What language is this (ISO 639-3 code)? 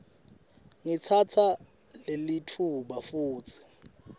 ssw